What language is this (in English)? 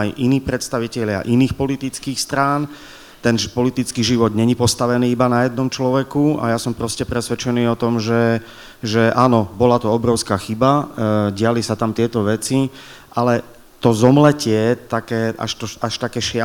Slovak